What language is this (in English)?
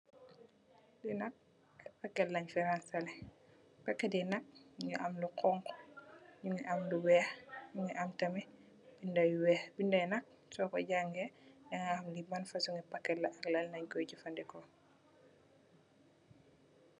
Wolof